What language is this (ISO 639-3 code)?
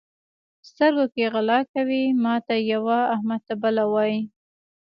pus